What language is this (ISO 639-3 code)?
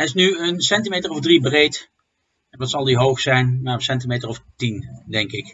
nld